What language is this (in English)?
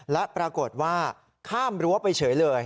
Thai